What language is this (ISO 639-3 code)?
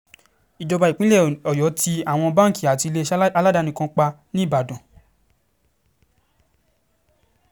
yor